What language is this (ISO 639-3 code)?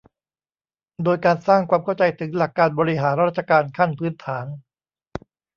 tha